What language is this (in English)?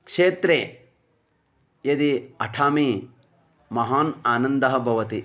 Sanskrit